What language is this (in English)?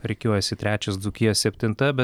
Lithuanian